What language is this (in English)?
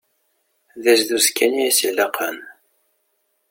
Kabyle